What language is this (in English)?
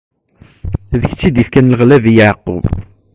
Kabyle